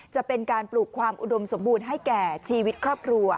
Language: Thai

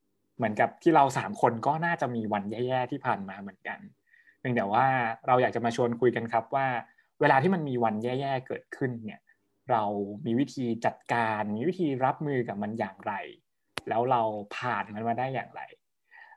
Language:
Thai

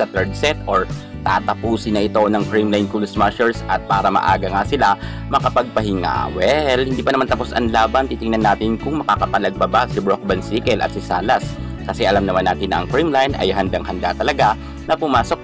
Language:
Filipino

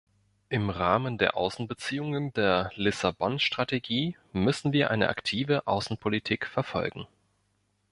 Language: German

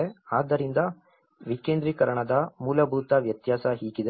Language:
Kannada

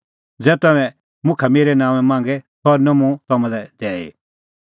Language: Kullu Pahari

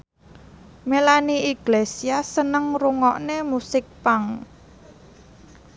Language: Javanese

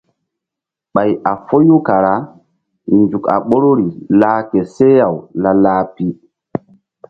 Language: Mbum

